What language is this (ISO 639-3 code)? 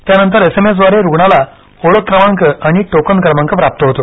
mar